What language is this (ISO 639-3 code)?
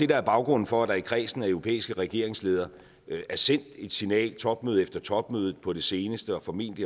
dan